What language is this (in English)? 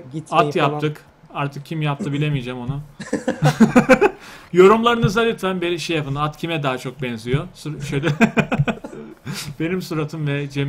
Turkish